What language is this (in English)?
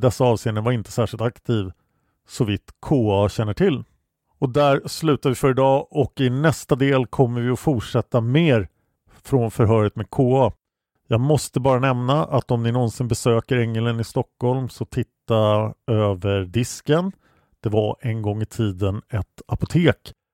Swedish